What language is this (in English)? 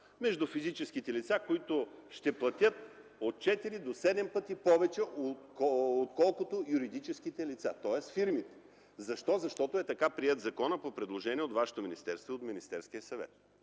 Bulgarian